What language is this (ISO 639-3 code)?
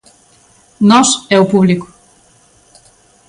glg